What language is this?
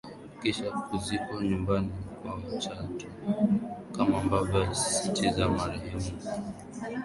Swahili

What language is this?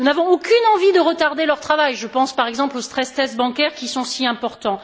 French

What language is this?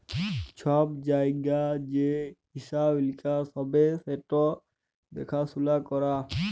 Bangla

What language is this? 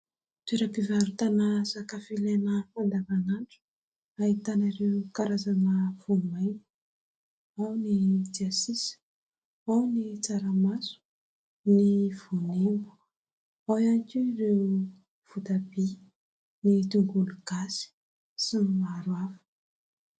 Malagasy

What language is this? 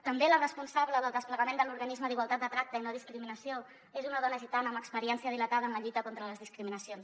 Catalan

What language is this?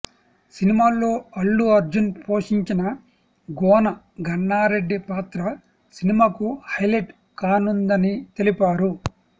Telugu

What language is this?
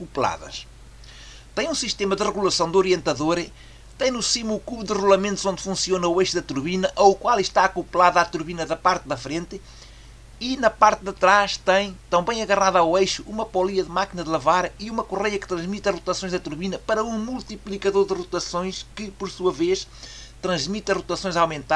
Portuguese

